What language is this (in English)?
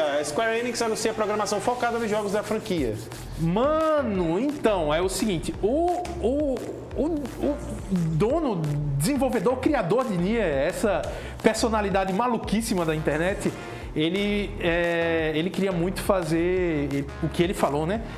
Portuguese